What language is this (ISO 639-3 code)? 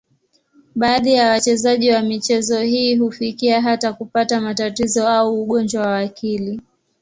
swa